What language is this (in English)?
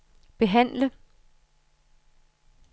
Danish